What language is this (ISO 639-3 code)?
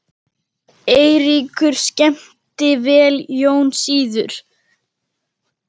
isl